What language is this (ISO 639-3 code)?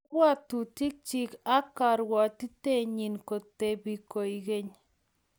kln